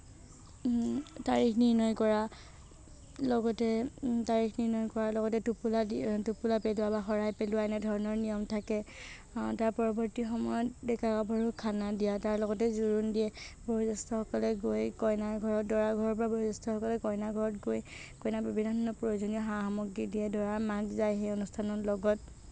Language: Assamese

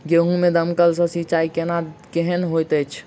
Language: Maithili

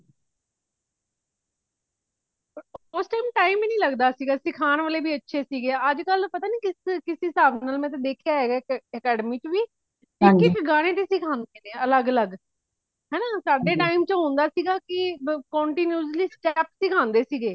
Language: Punjabi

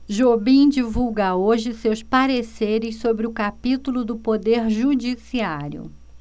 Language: Portuguese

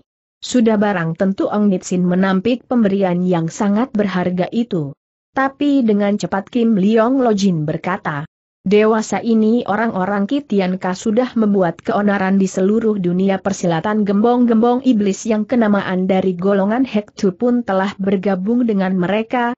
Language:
Indonesian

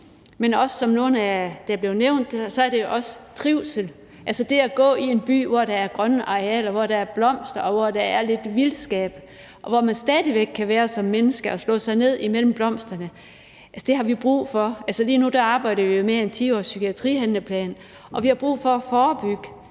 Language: Danish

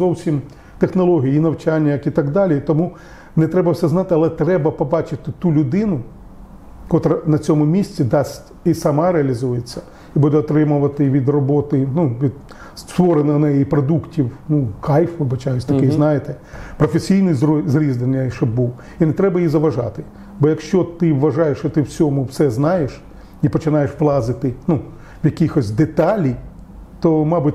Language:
Ukrainian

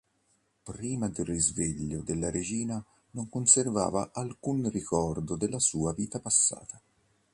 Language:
Italian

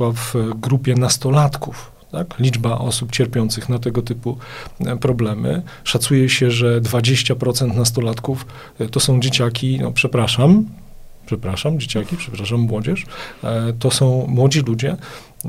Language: Polish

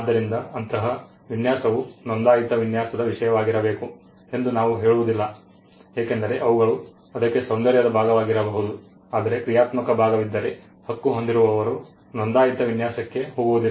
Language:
Kannada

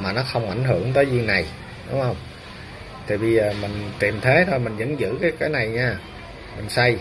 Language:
Vietnamese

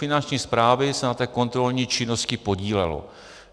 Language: Czech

